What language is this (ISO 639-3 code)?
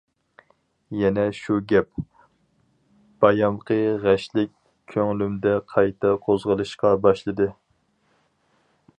uig